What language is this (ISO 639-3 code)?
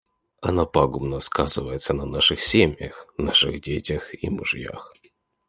rus